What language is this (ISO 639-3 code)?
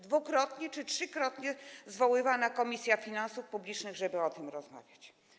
pol